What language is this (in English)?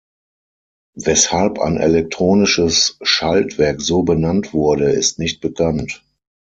German